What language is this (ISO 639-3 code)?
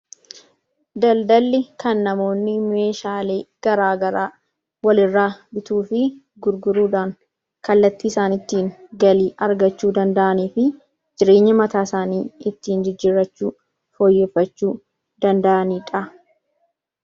orm